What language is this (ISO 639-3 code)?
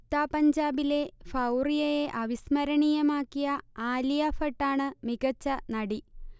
mal